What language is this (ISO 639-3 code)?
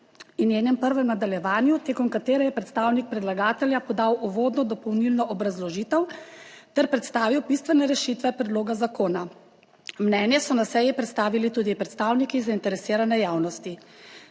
slv